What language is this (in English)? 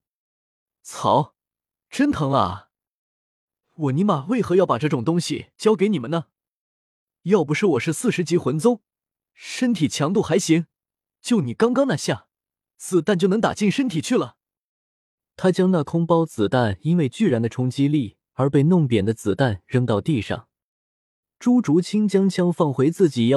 Chinese